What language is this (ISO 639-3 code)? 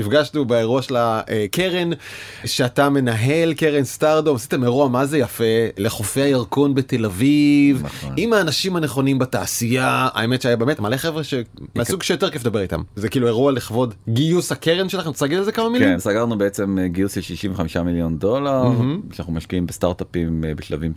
heb